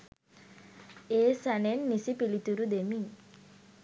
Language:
Sinhala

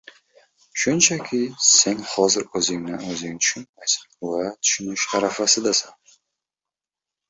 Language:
Uzbek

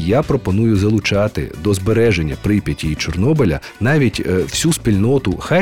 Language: Ukrainian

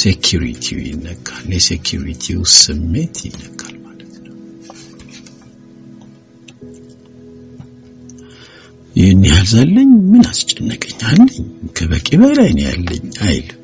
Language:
Amharic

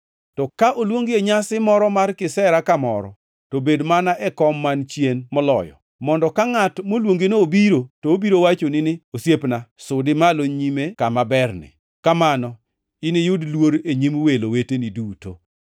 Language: Luo (Kenya and Tanzania)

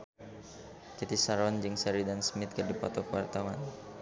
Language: Sundanese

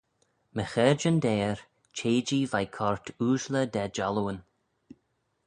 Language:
Manx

